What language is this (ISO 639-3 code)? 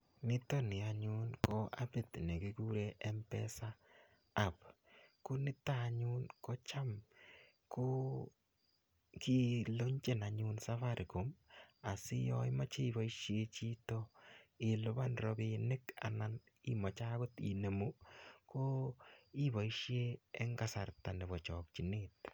kln